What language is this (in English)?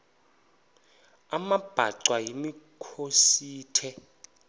Xhosa